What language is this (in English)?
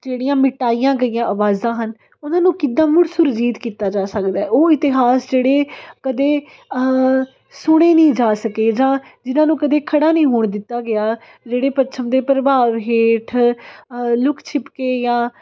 Punjabi